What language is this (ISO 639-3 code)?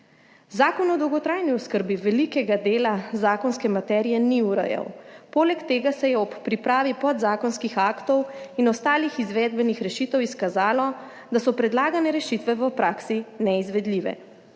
slv